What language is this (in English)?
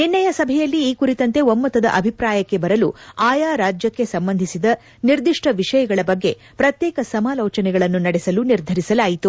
Kannada